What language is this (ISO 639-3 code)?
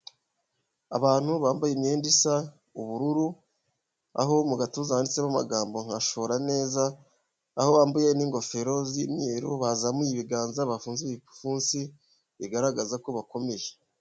kin